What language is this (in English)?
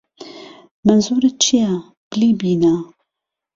Central Kurdish